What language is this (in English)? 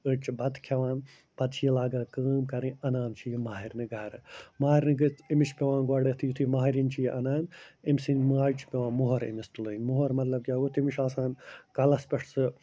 Kashmiri